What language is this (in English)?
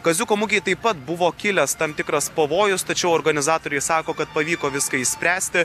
Lithuanian